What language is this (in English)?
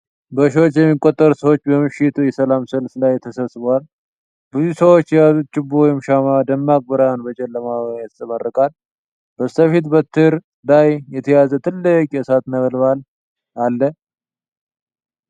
Amharic